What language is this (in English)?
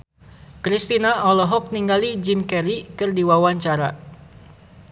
Sundanese